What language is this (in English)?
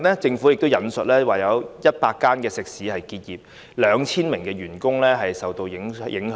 Cantonese